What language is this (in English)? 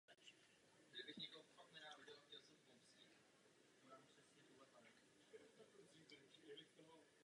Czech